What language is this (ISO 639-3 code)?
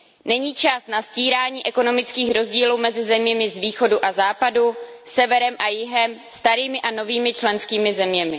ces